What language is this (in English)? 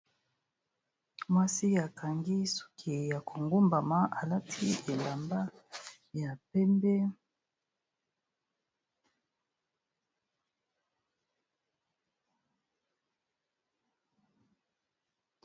Lingala